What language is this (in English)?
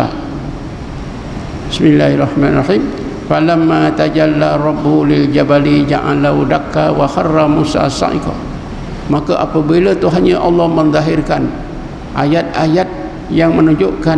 Malay